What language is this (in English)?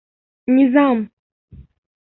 Bashkir